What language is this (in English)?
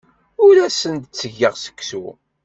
Kabyle